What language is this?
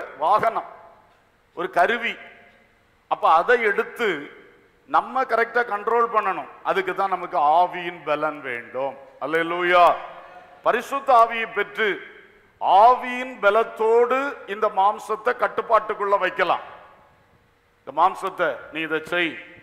Thai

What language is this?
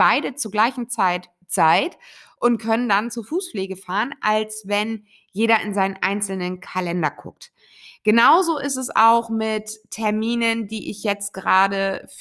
German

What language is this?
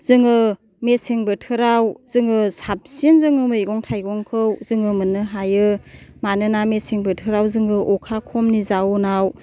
Bodo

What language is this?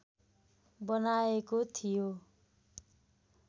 Nepali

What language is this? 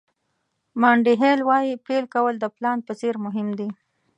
Pashto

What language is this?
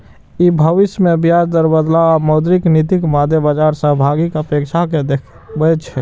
Maithili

